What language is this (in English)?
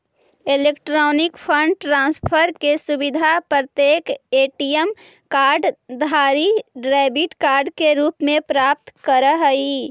Magahi